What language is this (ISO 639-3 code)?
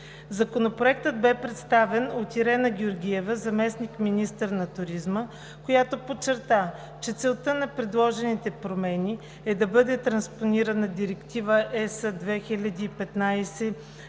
bul